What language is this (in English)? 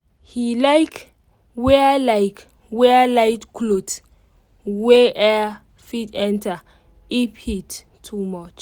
Nigerian Pidgin